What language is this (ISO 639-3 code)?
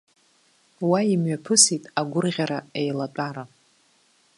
abk